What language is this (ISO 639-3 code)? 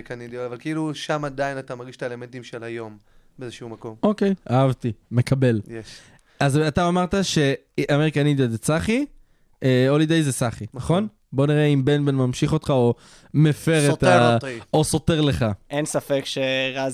heb